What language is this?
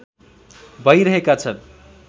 Nepali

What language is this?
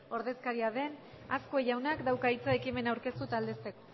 Basque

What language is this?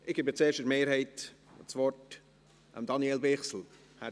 Swiss German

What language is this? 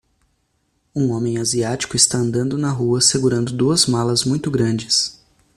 Portuguese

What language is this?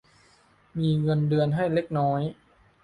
Thai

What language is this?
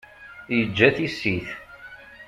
Kabyle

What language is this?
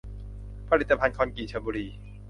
Thai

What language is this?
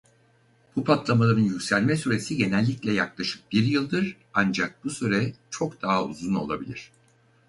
Turkish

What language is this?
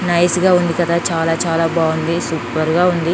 Telugu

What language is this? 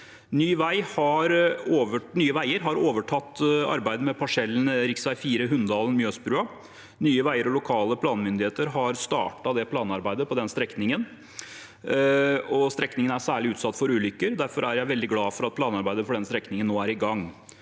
Norwegian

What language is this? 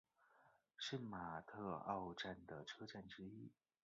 Chinese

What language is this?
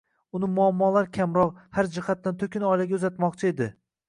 Uzbek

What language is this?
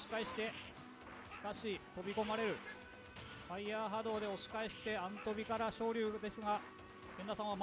Japanese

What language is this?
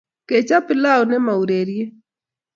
Kalenjin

